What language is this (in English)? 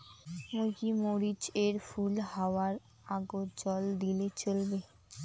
Bangla